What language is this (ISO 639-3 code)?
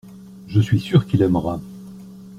fra